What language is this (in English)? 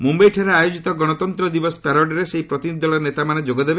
Odia